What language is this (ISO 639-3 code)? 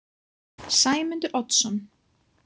isl